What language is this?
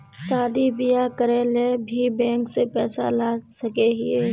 Magahi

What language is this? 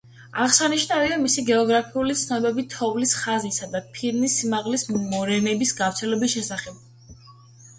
Georgian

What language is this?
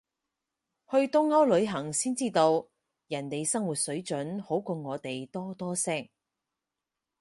Cantonese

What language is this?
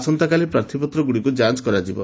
Odia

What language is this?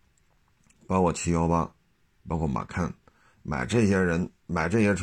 Chinese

